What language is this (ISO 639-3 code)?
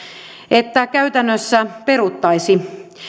fin